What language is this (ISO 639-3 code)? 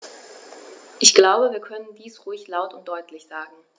deu